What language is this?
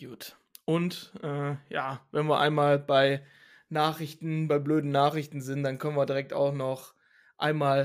German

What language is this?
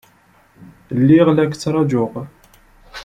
Kabyle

